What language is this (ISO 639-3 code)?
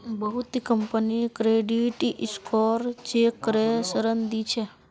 mag